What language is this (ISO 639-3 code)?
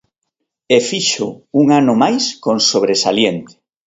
glg